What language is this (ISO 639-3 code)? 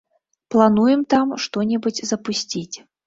bel